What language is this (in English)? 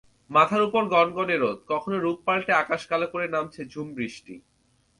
Bangla